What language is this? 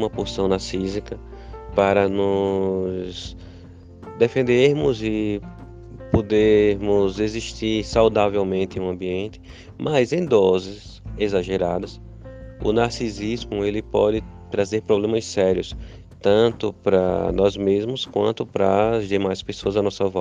Portuguese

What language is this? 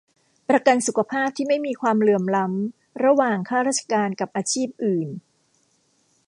Thai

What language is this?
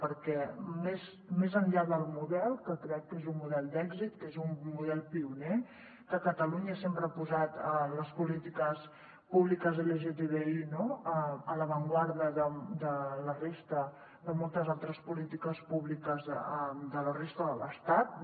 Catalan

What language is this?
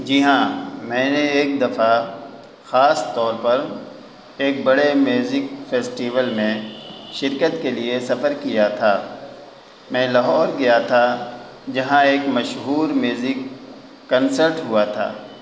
Urdu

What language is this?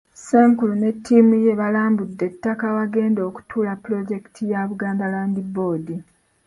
Ganda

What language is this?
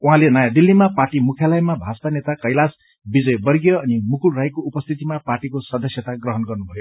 Nepali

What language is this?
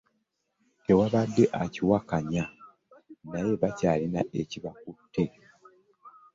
Ganda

